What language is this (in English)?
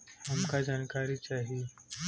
Bhojpuri